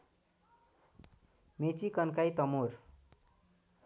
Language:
Nepali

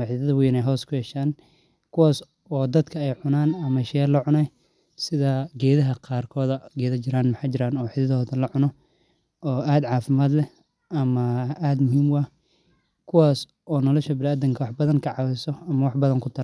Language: Somali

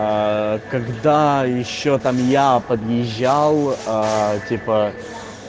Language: Russian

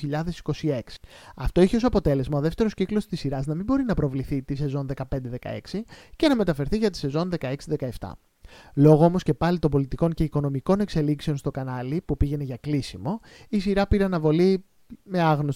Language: Greek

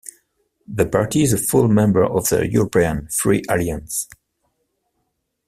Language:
English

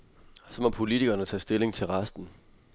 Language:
Danish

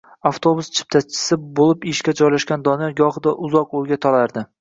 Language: Uzbek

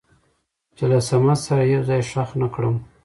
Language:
Pashto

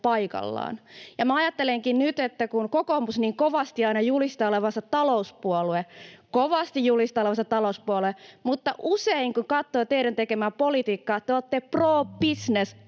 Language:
Finnish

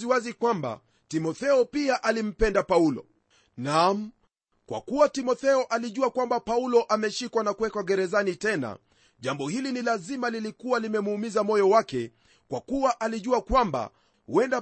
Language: Swahili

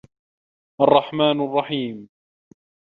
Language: Arabic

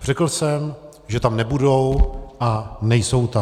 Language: Czech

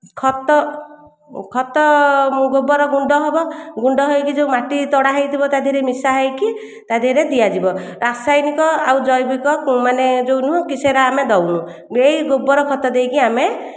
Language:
Odia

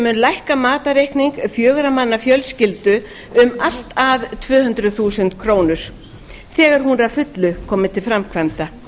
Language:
Icelandic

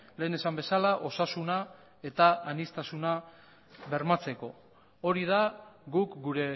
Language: Basque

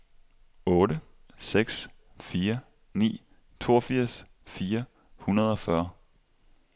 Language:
Danish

